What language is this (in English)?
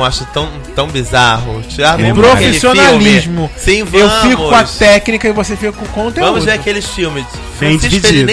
Portuguese